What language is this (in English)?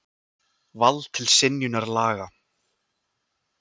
Icelandic